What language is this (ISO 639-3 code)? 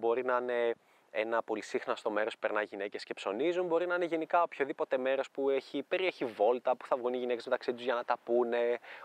ell